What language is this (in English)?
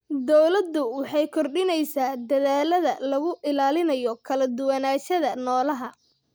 Somali